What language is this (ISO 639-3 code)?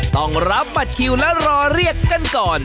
tha